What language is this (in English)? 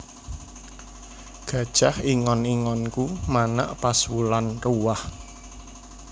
Javanese